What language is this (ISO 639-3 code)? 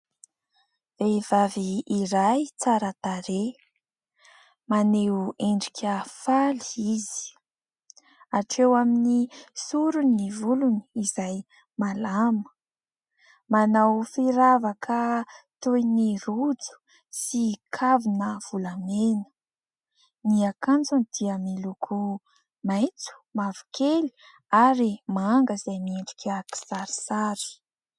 mlg